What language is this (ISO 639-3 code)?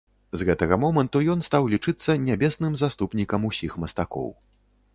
bel